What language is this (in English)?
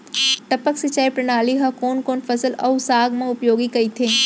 Chhattisgarhi